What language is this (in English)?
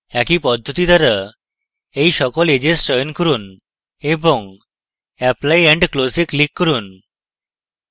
Bangla